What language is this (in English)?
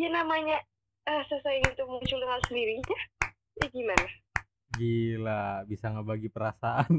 Indonesian